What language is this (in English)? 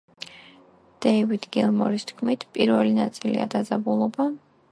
Georgian